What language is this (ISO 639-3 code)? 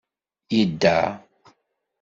kab